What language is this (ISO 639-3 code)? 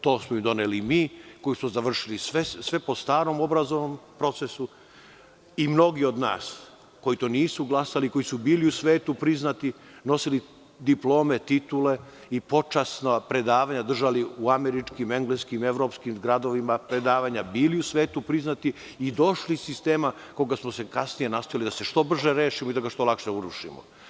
srp